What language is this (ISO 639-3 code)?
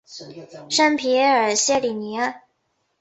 zho